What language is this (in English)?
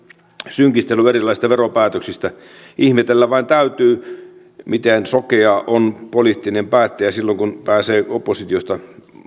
Finnish